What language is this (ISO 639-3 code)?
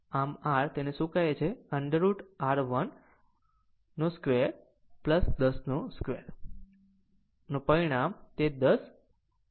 guj